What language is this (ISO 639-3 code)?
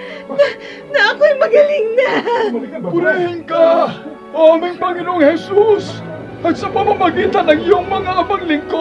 fil